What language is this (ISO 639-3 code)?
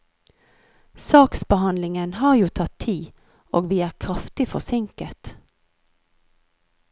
nor